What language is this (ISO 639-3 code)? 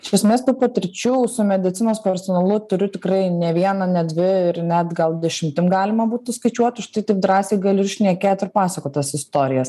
lit